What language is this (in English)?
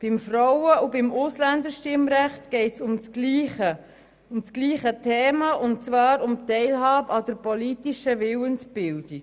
Swiss German